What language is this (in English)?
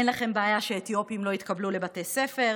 Hebrew